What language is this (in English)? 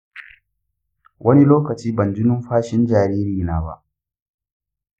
Hausa